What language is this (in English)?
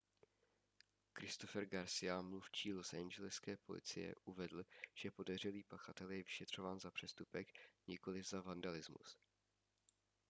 Czech